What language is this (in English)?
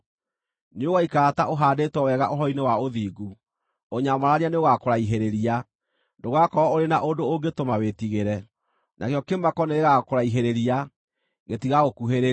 Kikuyu